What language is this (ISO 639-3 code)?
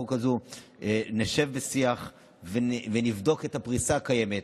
heb